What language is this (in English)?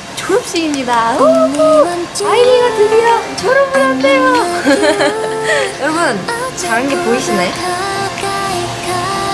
Korean